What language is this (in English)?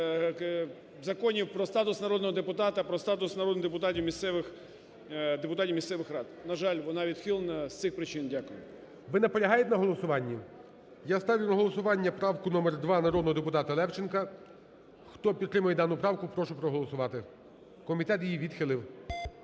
Ukrainian